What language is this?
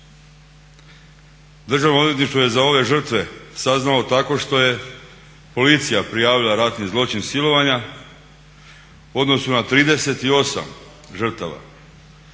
Croatian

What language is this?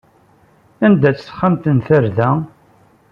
Kabyle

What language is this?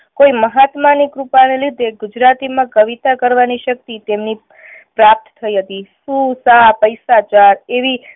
Gujarati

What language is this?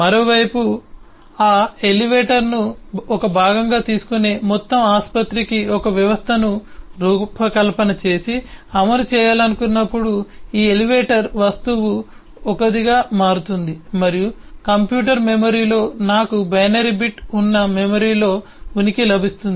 Telugu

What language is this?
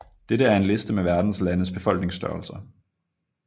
Danish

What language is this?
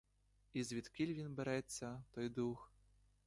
Ukrainian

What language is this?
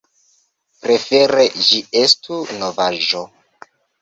Esperanto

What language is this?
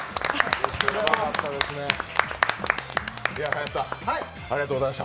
Japanese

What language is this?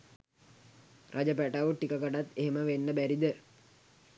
Sinhala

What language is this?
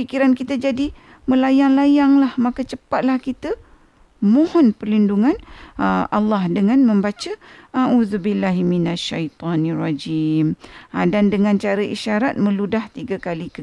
Malay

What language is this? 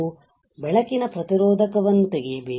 Kannada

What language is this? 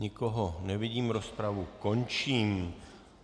Czech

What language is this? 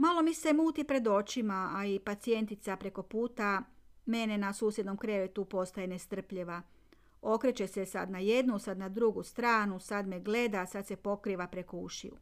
Croatian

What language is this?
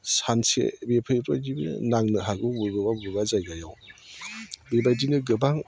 Bodo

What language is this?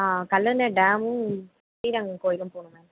Tamil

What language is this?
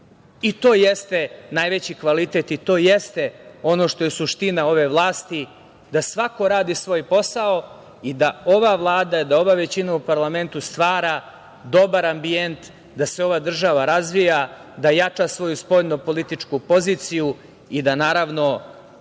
Serbian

